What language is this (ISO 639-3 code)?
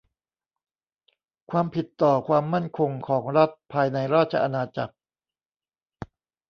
tha